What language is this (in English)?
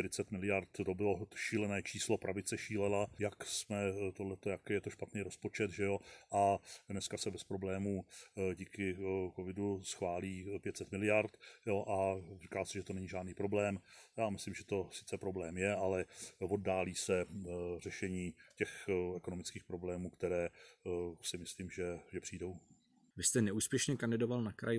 Czech